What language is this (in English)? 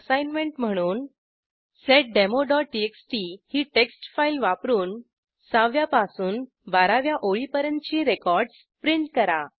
Marathi